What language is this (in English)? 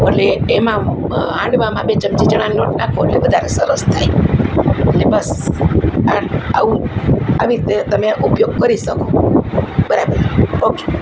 Gujarati